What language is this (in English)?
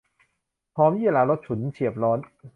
Thai